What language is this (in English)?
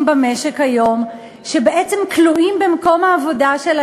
Hebrew